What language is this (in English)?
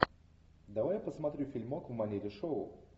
Russian